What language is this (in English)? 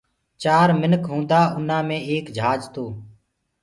Gurgula